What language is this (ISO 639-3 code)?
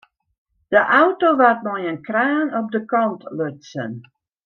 fry